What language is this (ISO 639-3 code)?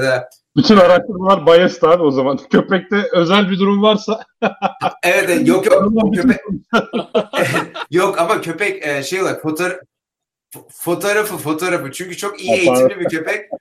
tur